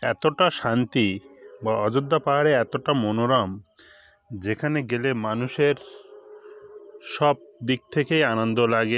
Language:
Bangla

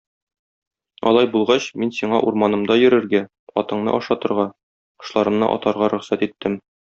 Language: Tatar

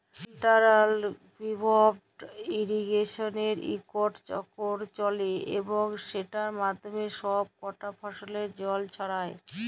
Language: Bangla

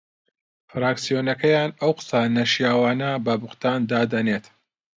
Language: Central Kurdish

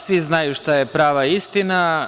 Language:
Serbian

